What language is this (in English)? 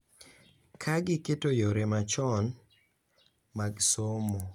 Luo (Kenya and Tanzania)